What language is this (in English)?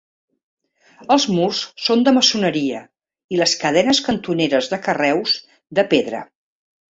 Catalan